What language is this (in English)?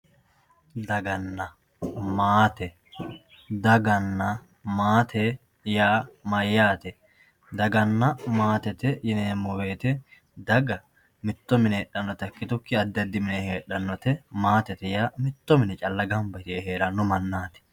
Sidamo